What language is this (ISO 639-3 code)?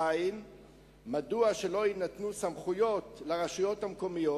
heb